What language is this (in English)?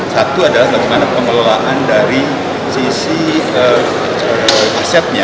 Indonesian